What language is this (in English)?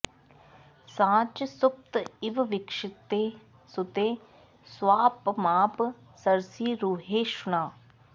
Sanskrit